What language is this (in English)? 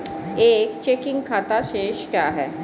Hindi